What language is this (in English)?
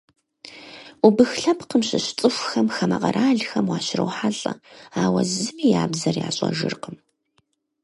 Kabardian